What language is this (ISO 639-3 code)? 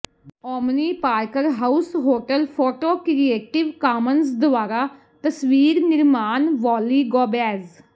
pan